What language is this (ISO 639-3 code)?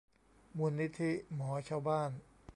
tha